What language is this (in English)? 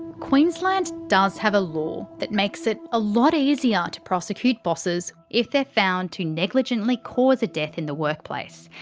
English